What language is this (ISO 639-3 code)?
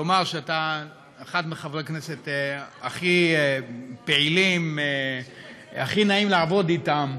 heb